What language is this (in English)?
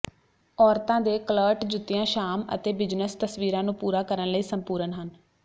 Punjabi